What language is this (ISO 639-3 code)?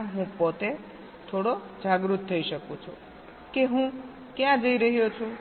guj